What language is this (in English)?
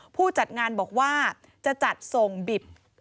Thai